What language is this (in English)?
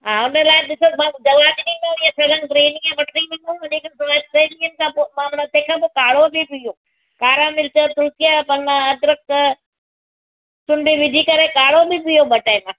Sindhi